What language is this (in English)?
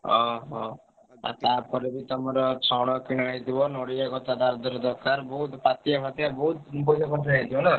Odia